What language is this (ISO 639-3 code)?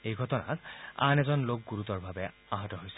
asm